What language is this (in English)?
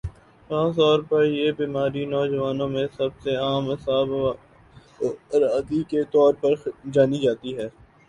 Urdu